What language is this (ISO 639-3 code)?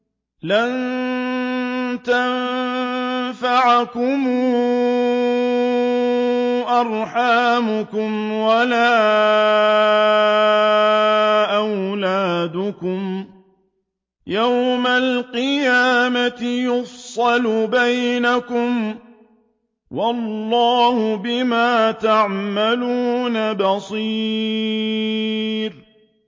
ara